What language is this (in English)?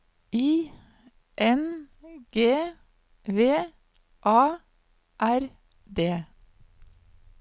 Norwegian